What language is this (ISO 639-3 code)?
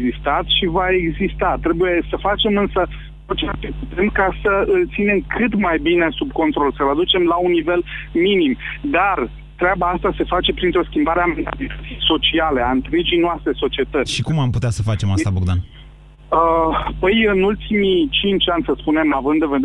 ron